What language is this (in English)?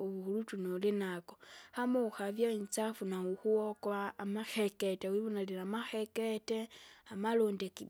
Kinga